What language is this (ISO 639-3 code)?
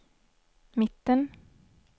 swe